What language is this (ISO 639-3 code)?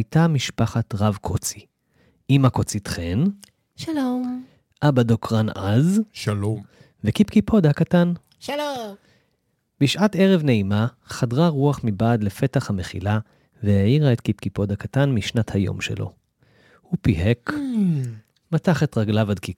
heb